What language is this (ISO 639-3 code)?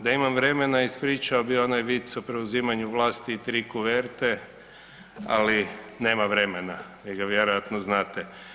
hrv